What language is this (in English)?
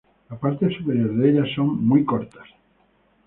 Spanish